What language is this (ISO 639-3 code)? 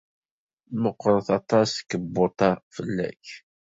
kab